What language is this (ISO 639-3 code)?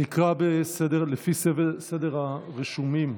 heb